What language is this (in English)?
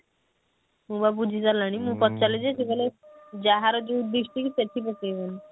Odia